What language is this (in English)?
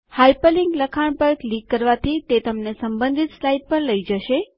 Gujarati